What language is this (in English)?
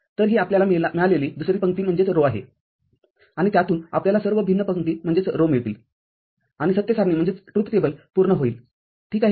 Marathi